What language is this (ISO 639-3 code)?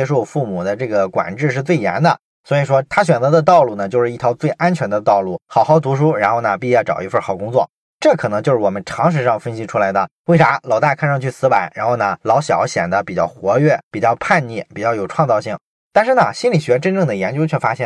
zho